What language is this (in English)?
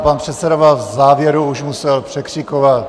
Czech